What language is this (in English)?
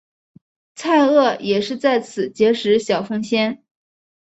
Chinese